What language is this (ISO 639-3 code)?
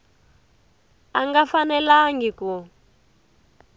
tso